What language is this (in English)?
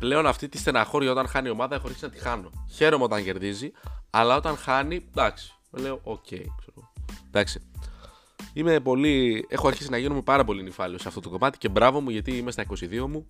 Greek